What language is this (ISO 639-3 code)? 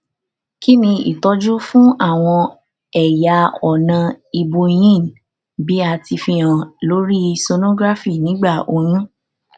yor